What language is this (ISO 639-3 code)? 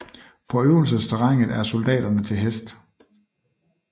dan